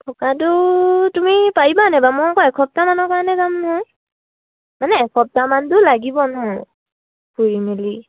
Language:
Assamese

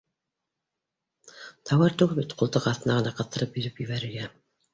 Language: Bashkir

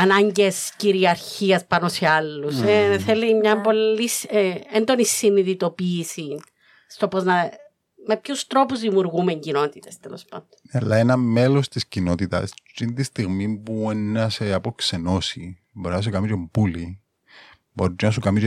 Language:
Greek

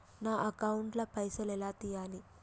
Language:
Telugu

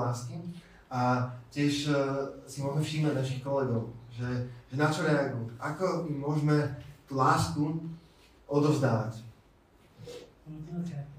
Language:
Slovak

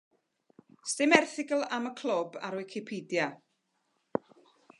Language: Welsh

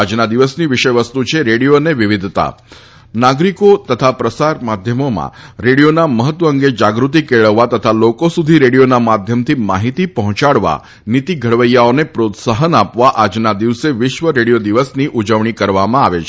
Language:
Gujarati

